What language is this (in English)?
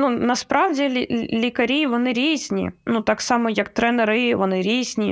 Ukrainian